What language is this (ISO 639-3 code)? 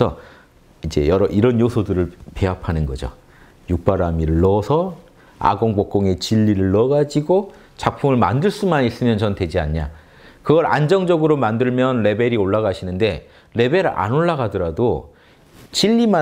kor